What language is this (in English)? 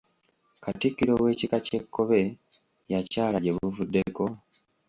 Ganda